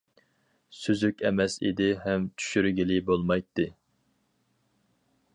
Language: Uyghur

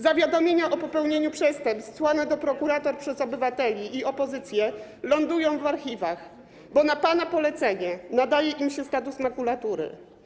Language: Polish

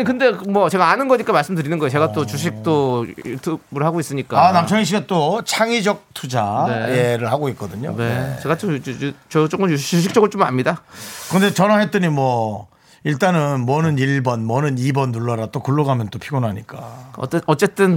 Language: Korean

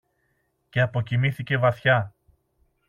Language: Greek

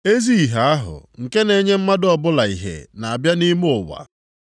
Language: Igbo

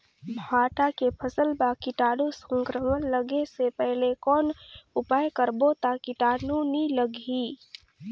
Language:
Chhattisgarhi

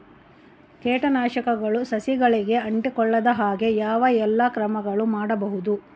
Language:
Kannada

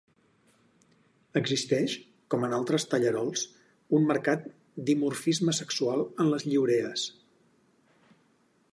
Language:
Catalan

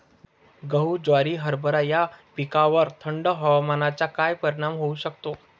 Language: Marathi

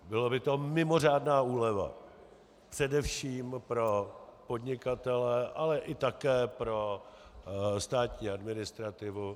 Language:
Czech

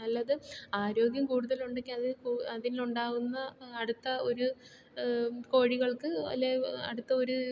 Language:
Malayalam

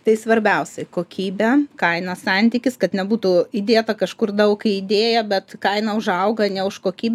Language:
Lithuanian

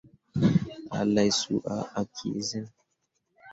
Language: Mundang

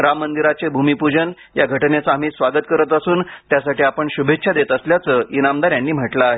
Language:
Marathi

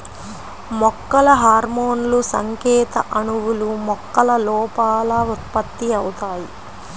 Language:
Telugu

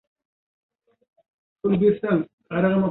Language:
Uzbek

